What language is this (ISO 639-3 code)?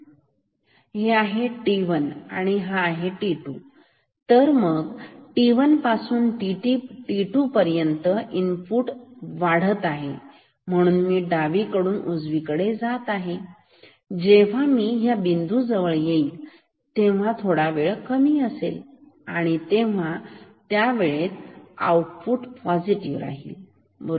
mar